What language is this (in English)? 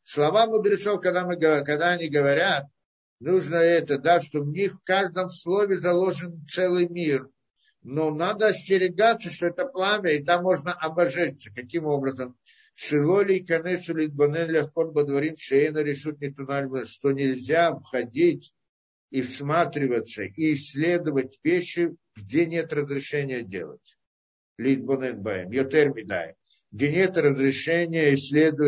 Russian